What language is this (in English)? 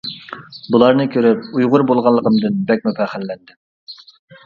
Uyghur